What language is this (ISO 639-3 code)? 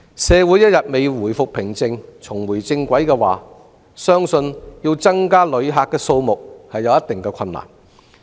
yue